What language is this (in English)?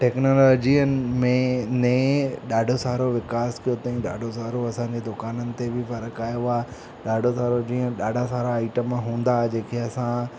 Sindhi